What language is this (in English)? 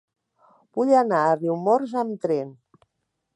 Catalan